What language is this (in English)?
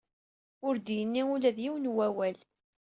Kabyle